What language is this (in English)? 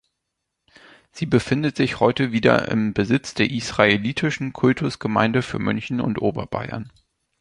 German